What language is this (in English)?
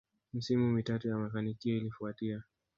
Swahili